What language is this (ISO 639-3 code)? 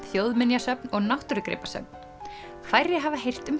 isl